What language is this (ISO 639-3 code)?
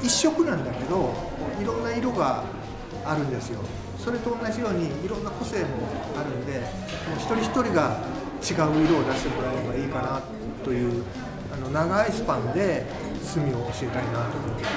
jpn